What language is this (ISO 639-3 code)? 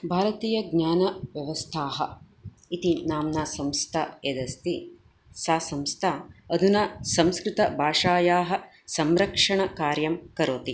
san